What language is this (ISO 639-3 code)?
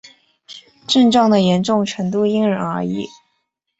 zho